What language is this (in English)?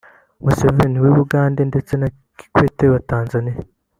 Kinyarwanda